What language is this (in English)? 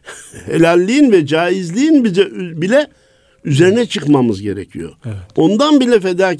Turkish